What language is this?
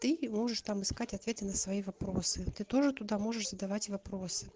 Russian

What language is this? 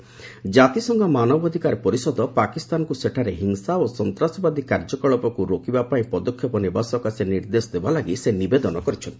Odia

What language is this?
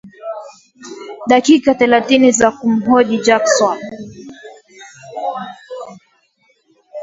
Swahili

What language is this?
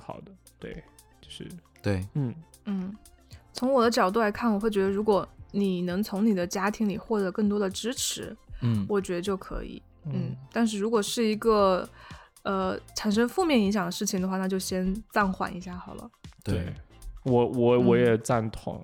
Chinese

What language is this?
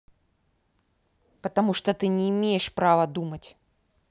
Russian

